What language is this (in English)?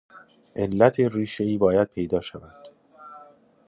Persian